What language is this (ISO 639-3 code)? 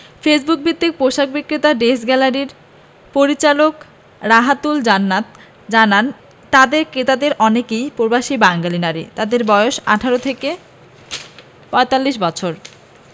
ben